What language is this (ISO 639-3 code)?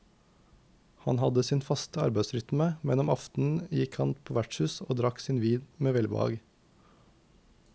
nor